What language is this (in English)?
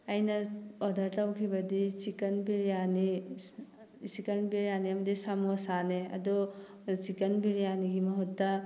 Manipuri